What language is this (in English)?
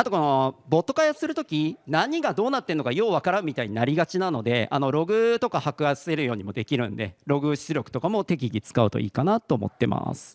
Japanese